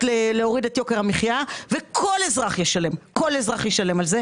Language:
Hebrew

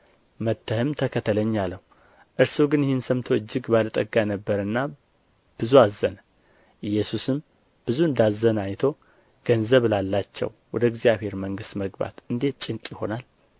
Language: Amharic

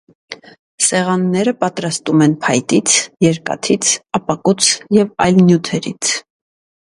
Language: Armenian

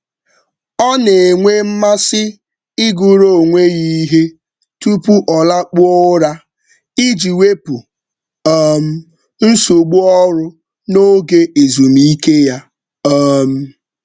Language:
Igbo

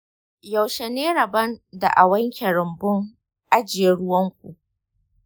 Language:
Hausa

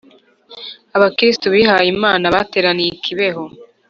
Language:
Kinyarwanda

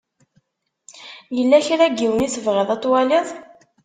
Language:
Kabyle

